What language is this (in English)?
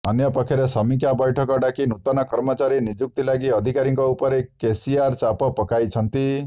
Odia